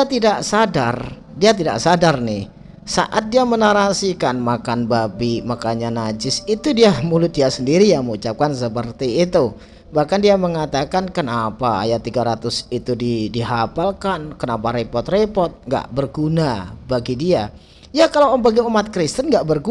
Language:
Indonesian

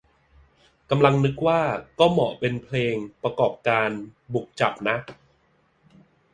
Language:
Thai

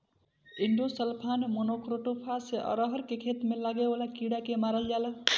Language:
Bhojpuri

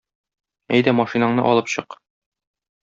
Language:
Tatar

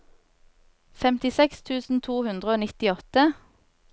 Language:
Norwegian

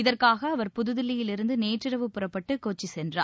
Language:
Tamil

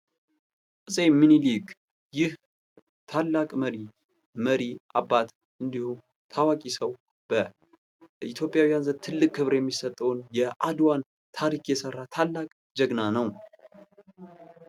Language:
Amharic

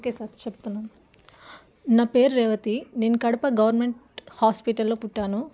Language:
Telugu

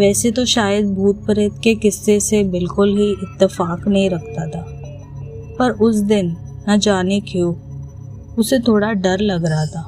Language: Hindi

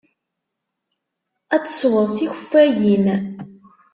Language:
Kabyle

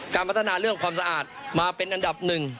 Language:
Thai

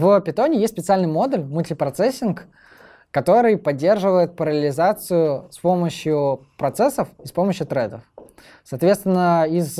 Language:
Russian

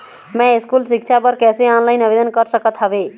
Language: Chhattisgarhi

